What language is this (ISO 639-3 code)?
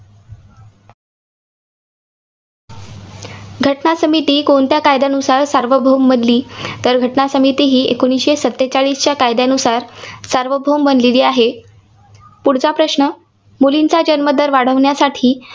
mar